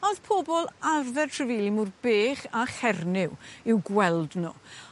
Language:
Welsh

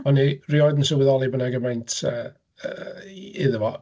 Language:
Welsh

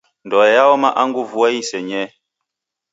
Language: Taita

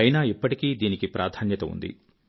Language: Telugu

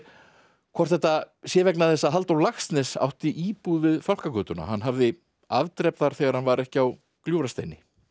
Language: Icelandic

